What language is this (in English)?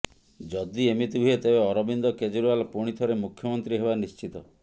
Odia